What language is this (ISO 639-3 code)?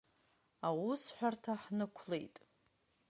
abk